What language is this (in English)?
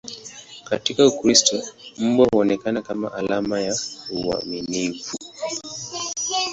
Swahili